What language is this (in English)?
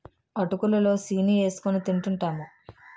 Telugu